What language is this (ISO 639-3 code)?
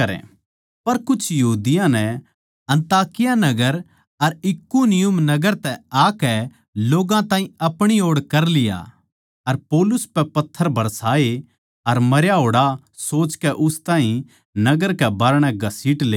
bgc